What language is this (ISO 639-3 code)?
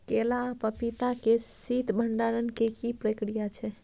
mai